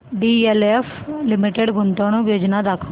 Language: Marathi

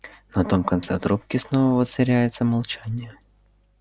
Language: Russian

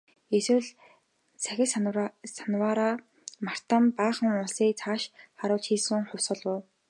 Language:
Mongolian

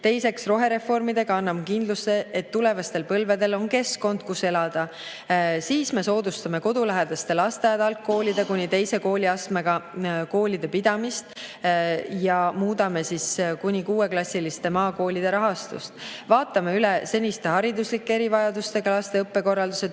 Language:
Estonian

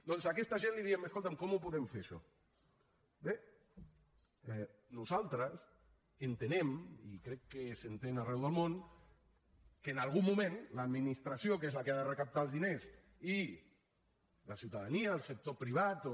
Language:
Catalan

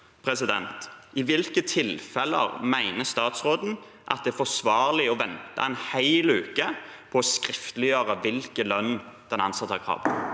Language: Norwegian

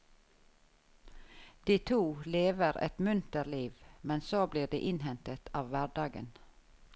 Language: Norwegian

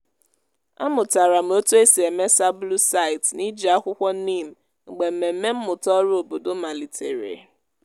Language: Igbo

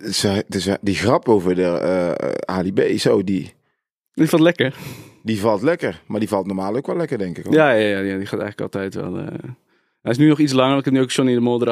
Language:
Dutch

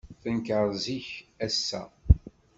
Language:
Kabyle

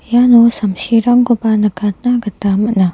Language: Garo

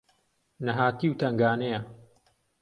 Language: Central Kurdish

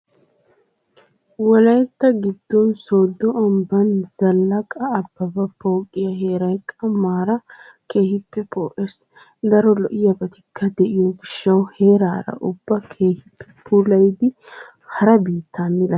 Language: Wolaytta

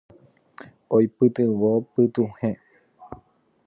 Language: Guarani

